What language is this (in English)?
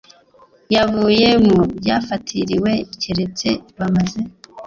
Kinyarwanda